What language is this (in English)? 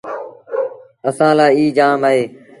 Sindhi Bhil